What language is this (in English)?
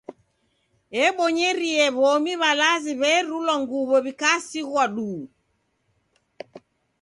Taita